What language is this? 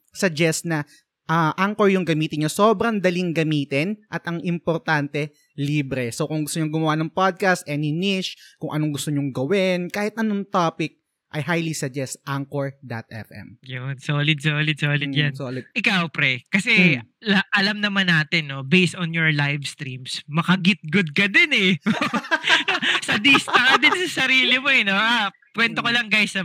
Filipino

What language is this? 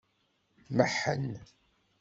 Kabyle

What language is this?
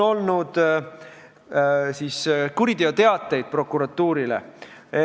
Estonian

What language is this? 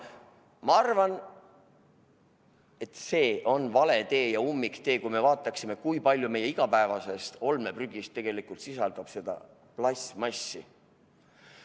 Estonian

